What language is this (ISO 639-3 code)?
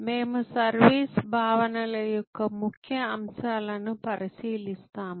tel